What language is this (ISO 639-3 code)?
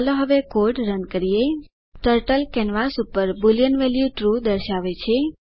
guj